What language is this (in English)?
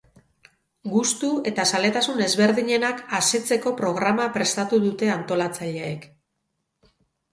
Basque